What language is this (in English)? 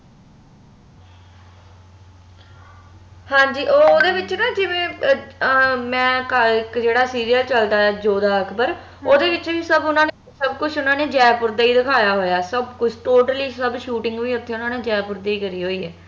Punjabi